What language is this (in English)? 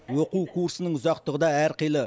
Kazakh